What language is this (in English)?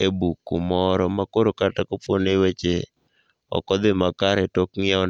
Luo (Kenya and Tanzania)